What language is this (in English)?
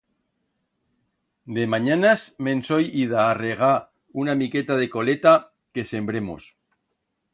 Aragonese